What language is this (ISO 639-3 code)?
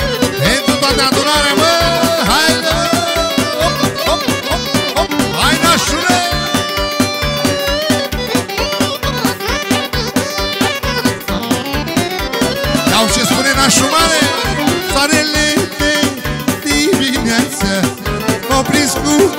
ron